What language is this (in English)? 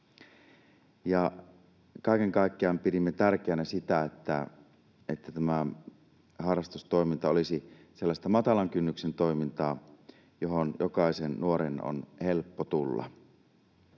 Finnish